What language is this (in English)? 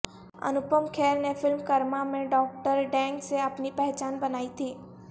Urdu